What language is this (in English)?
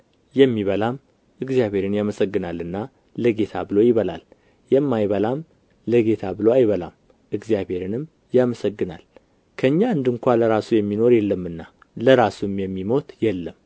Amharic